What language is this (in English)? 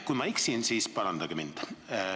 Estonian